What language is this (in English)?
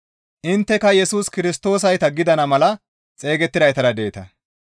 Gamo